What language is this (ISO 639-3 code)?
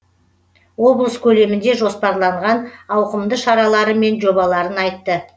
kaz